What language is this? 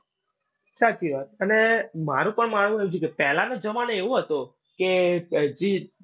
Gujarati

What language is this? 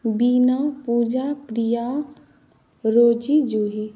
Maithili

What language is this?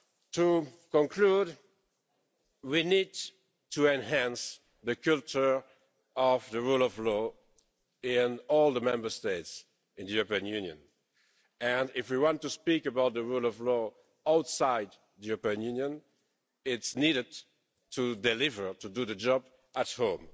English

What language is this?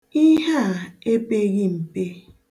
Igbo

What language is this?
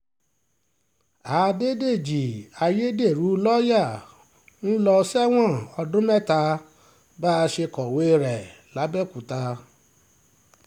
Yoruba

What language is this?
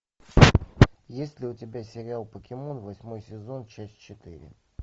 Russian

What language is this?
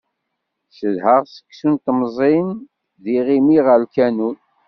Kabyle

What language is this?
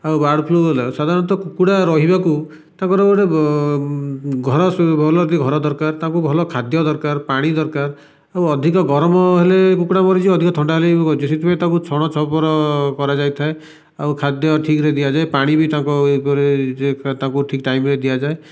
Odia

